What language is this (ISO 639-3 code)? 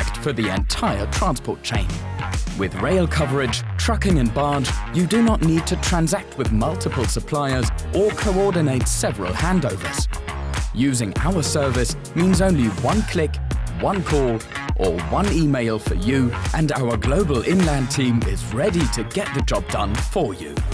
eng